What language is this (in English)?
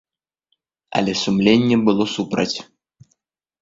Belarusian